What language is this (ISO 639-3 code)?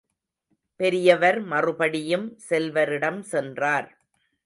tam